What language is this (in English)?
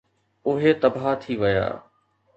Sindhi